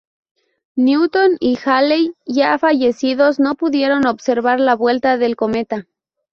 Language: Spanish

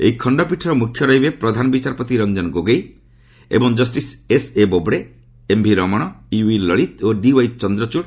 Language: Odia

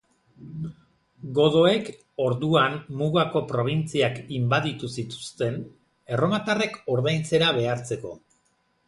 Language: Basque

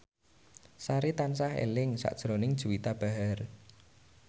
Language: Javanese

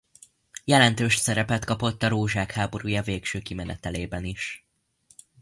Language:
Hungarian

